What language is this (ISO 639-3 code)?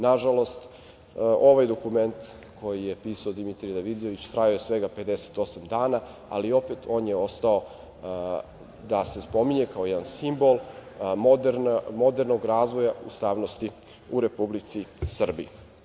srp